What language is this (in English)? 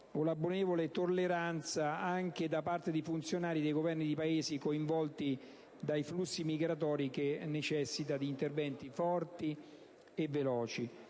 Italian